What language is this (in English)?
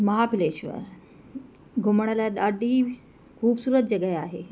Sindhi